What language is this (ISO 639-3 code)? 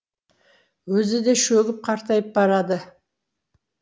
kaz